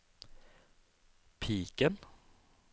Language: Norwegian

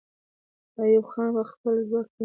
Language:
Pashto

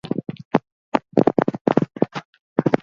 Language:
Basque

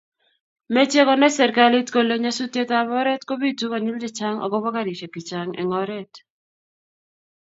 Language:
Kalenjin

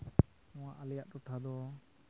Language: Santali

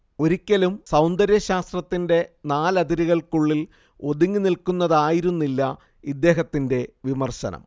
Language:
Malayalam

